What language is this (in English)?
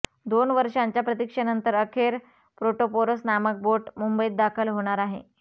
Marathi